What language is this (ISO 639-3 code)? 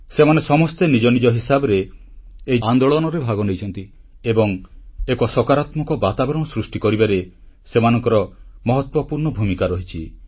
ori